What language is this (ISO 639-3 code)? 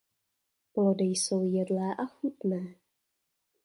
ces